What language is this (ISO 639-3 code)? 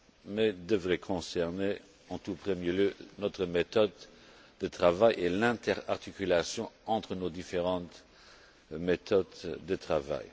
fra